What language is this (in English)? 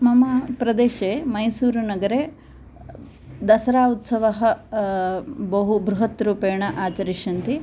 Sanskrit